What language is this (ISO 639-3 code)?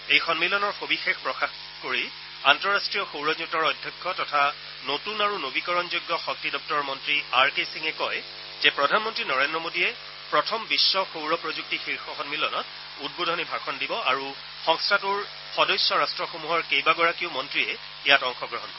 asm